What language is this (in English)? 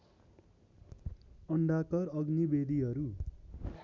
Nepali